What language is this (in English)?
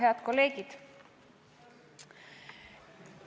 Estonian